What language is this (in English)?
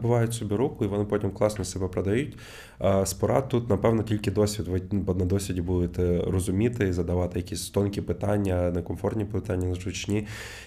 Ukrainian